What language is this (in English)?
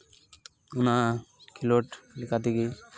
Santali